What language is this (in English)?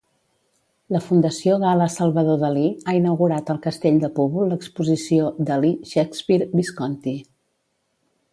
Catalan